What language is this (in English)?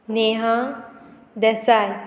Konkani